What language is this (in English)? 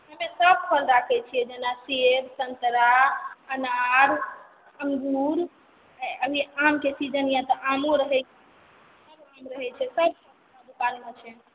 Maithili